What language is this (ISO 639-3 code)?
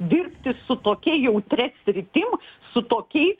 lit